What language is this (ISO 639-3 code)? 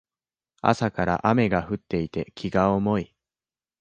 jpn